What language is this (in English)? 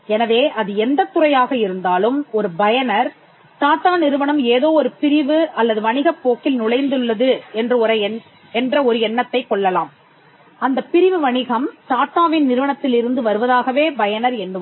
Tamil